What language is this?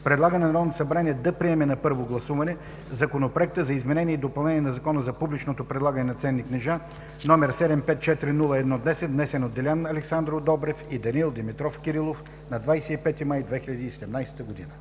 Bulgarian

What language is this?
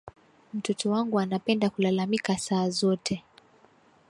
Swahili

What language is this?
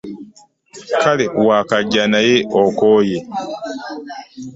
Ganda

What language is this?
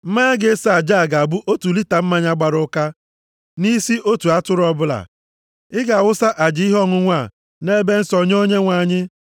Igbo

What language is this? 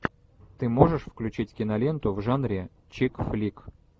Russian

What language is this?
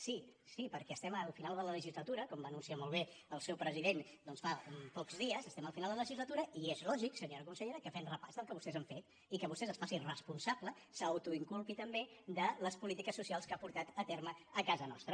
Catalan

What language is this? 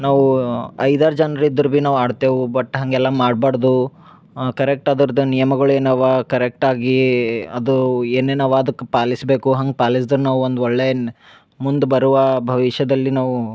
Kannada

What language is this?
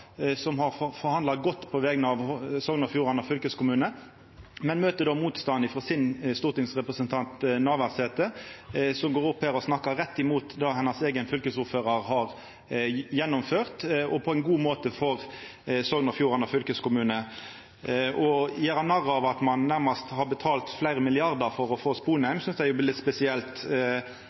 Norwegian Nynorsk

